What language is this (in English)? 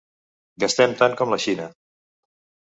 Catalan